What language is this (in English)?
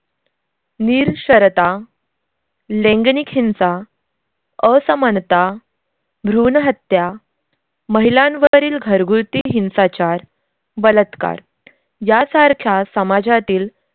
Marathi